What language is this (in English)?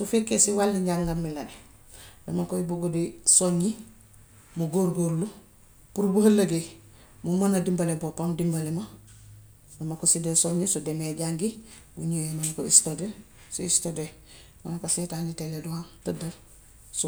Gambian Wolof